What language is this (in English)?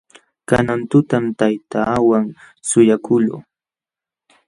Jauja Wanca Quechua